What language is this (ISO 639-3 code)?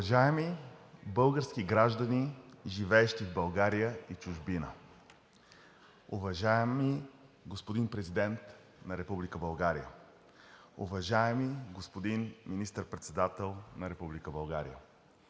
bul